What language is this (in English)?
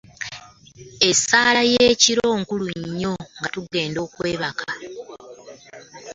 Ganda